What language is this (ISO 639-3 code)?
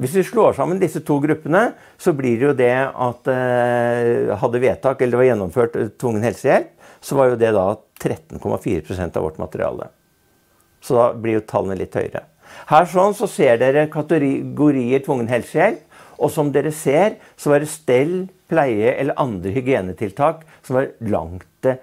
nor